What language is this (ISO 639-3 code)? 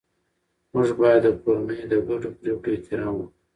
pus